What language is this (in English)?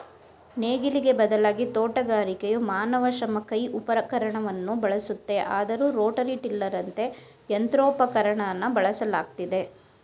Kannada